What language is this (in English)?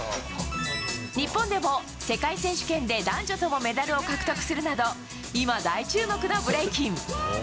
Japanese